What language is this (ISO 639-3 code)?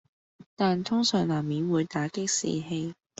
yue